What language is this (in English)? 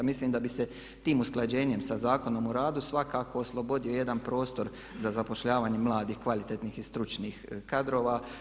Croatian